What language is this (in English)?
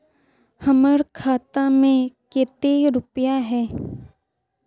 Magahi